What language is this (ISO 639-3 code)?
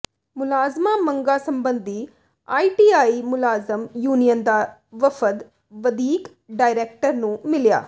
pan